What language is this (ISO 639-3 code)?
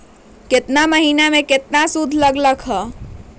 mag